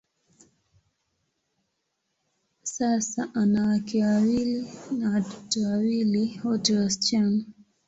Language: Swahili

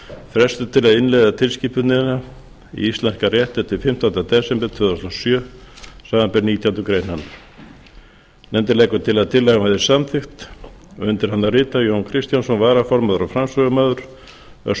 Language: Icelandic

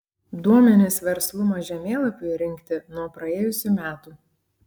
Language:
Lithuanian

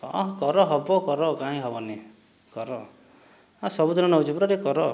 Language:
Odia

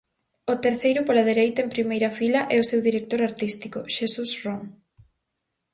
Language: Galician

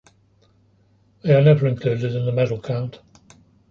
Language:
English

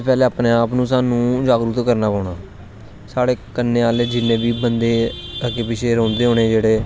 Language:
Dogri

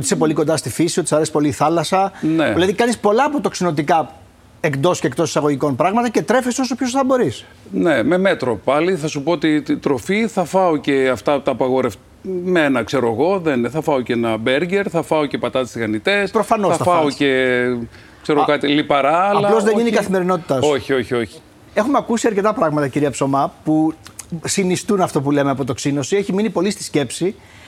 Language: Greek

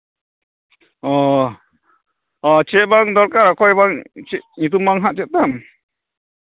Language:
Santali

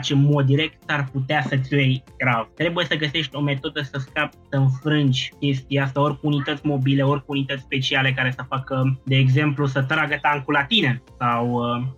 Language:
Romanian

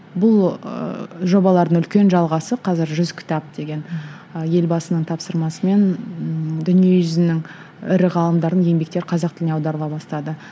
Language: Kazakh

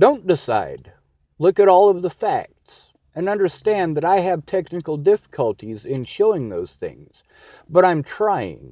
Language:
English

